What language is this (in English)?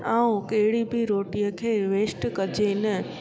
Sindhi